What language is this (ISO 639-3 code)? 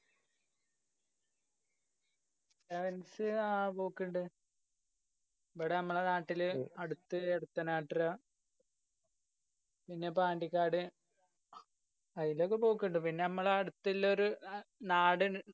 mal